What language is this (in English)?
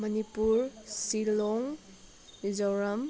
Manipuri